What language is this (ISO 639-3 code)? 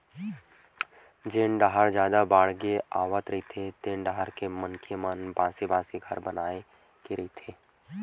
hne